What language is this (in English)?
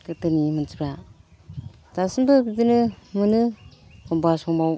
Bodo